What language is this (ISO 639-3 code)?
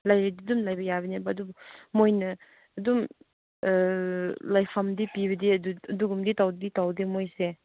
mni